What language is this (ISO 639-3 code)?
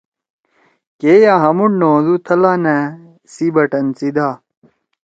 trw